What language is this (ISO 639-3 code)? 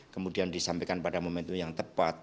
ind